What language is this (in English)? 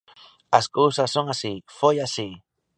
Galician